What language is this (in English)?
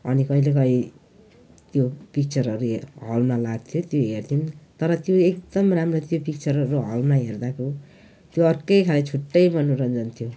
Nepali